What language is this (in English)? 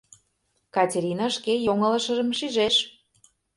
Mari